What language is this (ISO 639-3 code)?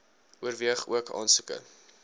afr